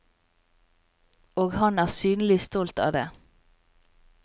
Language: Norwegian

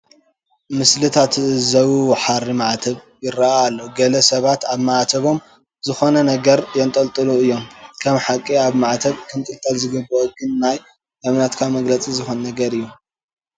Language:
Tigrinya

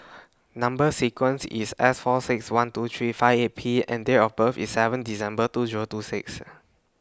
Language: English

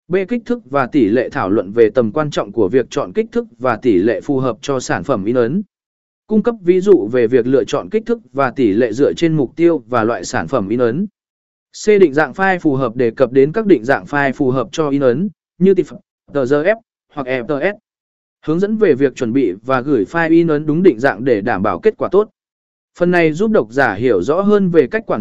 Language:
Vietnamese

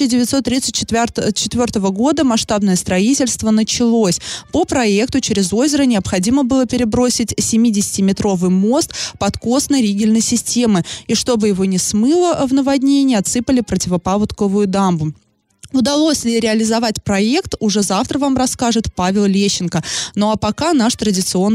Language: Russian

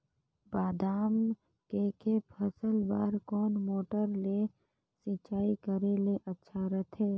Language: Chhattisgarhi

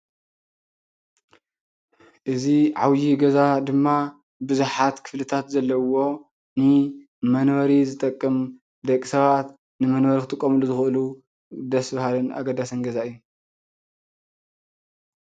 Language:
Tigrinya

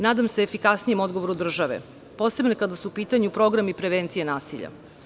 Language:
Serbian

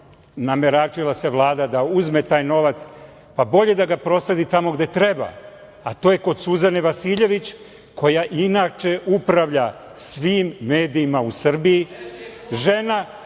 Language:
Serbian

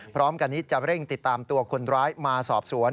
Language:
Thai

